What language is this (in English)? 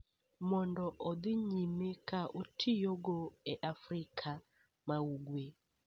Luo (Kenya and Tanzania)